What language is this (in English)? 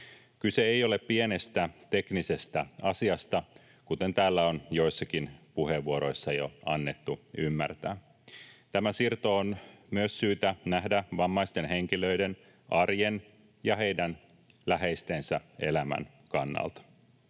Finnish